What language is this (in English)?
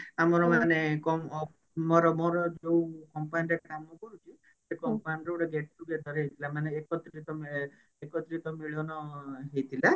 Odia